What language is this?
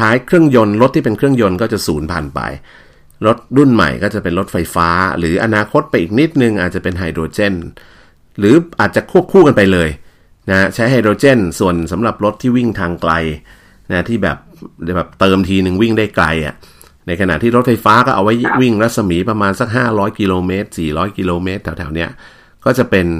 Thai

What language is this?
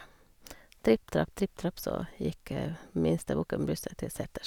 Norwegian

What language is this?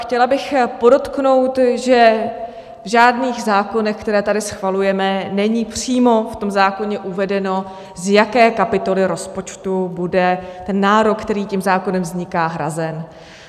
Czech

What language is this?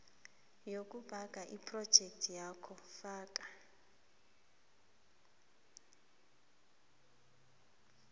South Ndebele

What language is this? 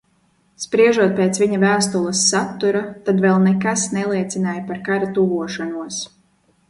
Latvian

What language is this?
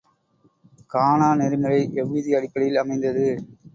Tamil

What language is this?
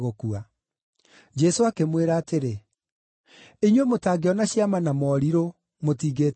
Kikuyu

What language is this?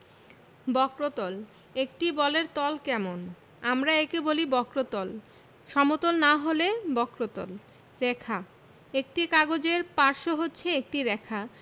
Bangla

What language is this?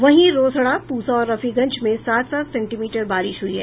Hindi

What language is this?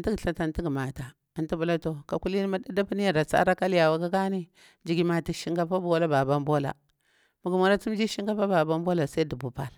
Bura-Pabir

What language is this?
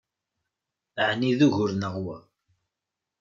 Kabyle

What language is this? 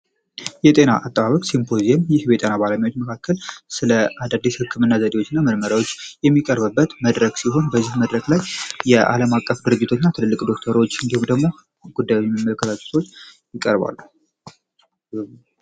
Amharic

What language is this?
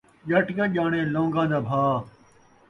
Saraiki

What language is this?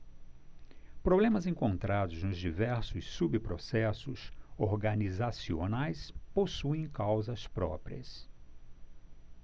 Portuguese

